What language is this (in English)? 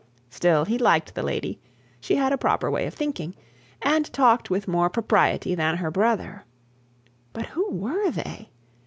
English